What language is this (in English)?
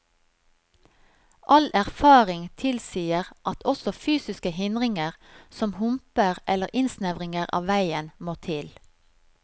Norwegian